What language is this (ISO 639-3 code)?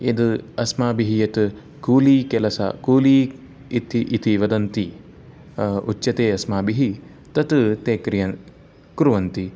san